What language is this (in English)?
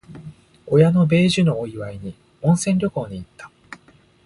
Japanese